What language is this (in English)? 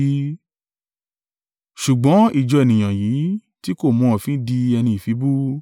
Yoruba